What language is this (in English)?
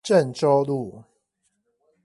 Chinese